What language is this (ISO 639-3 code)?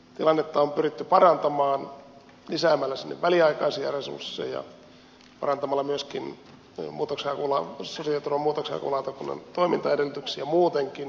fin